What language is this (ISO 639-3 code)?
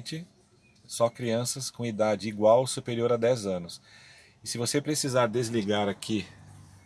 por